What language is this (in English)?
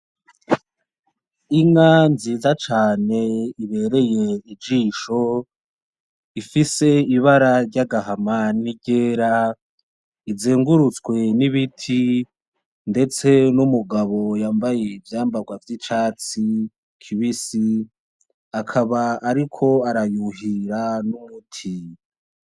Rundi